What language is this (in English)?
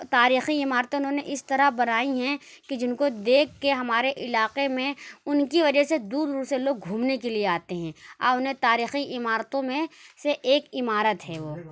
Urdu